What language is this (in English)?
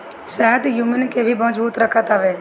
Bhojpuri